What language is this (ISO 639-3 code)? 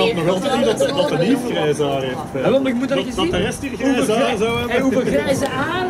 nld